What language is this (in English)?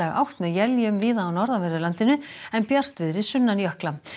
Icelandic